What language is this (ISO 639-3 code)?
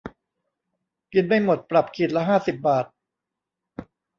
tha